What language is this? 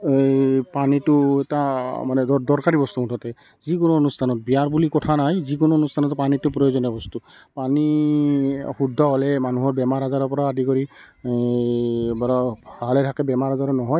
Assamese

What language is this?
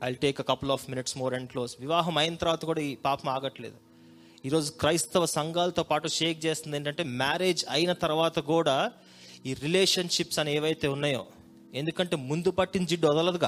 Telugu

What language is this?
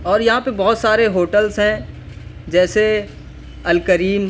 Urdu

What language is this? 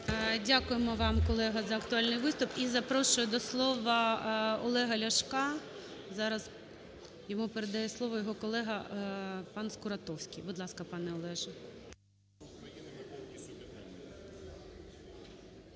Ukrainian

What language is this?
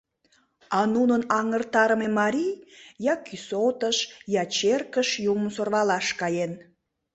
Mari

